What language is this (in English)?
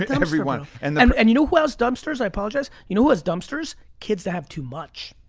English